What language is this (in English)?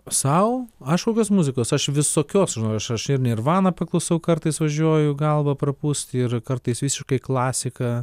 Lithuanian